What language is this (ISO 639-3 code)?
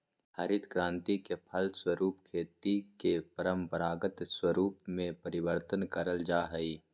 mag